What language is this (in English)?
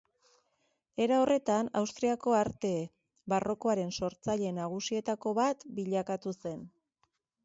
Basque